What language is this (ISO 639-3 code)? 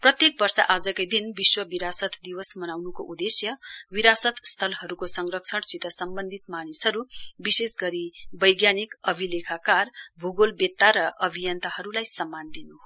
nep